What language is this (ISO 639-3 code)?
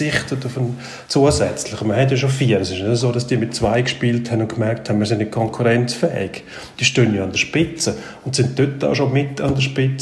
deu